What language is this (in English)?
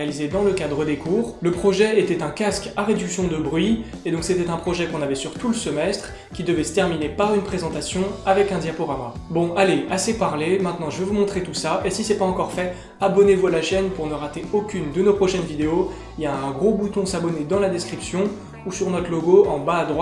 French